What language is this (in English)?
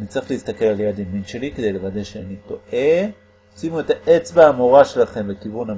Hebrew